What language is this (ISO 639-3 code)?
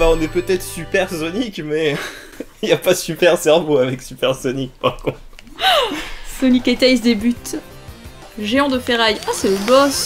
fra